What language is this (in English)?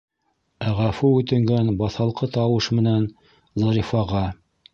Bashkir